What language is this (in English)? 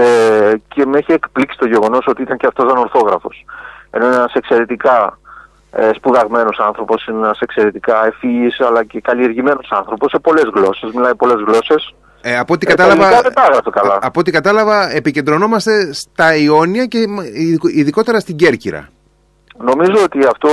Greek